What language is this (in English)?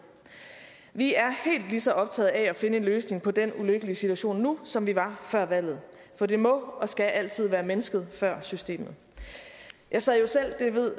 Danish